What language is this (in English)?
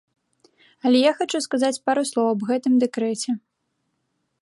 Belarusian